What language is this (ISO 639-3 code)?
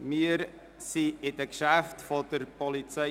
gsw